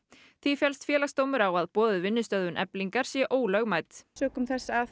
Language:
Icelandic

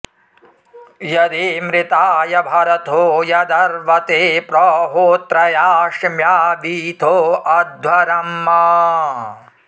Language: Sanskrit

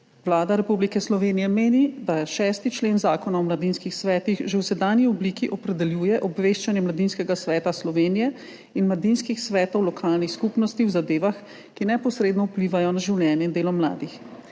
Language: Slovenian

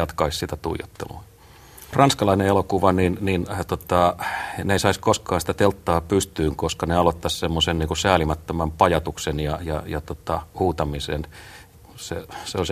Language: Finnish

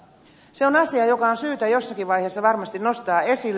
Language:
Finnish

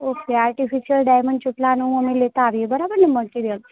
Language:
Gujarati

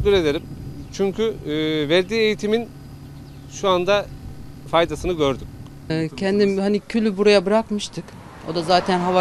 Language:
Turkish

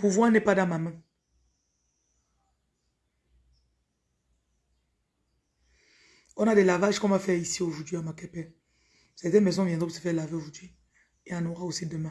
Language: French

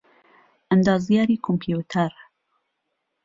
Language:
Central Kurdish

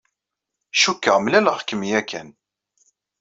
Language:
Kabyle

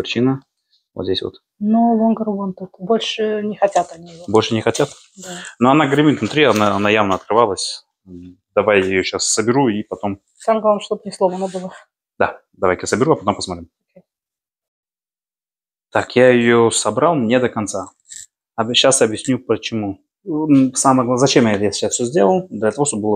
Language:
Russian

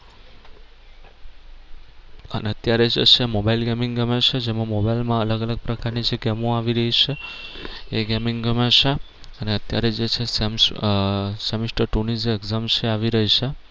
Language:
Gujarati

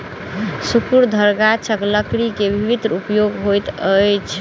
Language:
Maithili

